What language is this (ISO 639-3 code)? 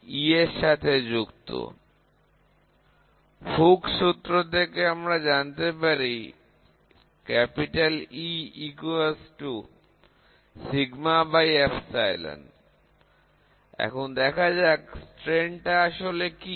ben